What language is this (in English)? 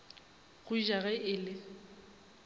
Northern Sotho